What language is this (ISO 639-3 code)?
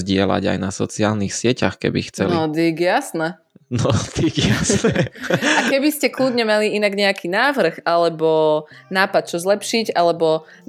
slk